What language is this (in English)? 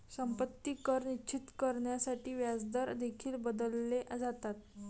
Marathi